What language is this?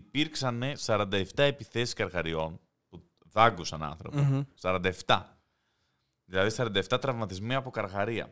Greek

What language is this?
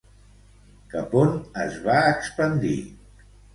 Catalan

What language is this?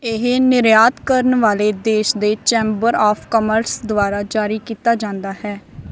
Punjabi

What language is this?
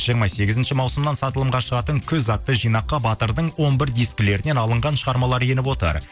Kazakh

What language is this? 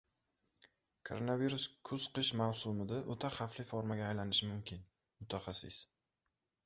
Uzbek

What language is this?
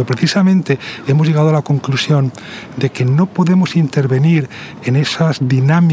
Spanish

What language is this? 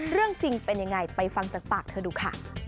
Thai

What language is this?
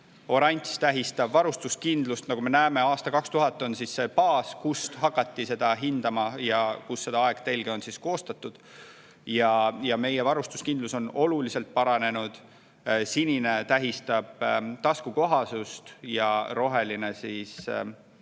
Estonian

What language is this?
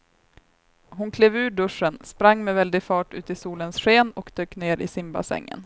Swedish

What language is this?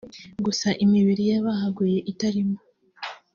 Kinyarwanda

